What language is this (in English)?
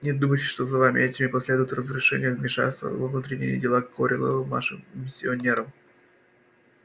Russian